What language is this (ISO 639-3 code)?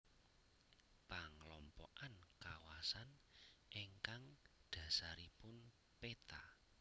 jav